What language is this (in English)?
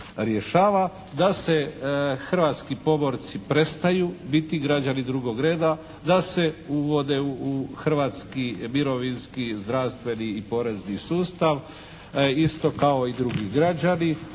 Croatian